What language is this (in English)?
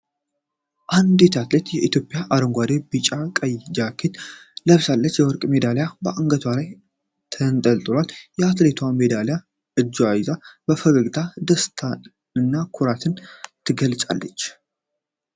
Amharic